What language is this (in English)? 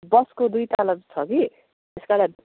Nepali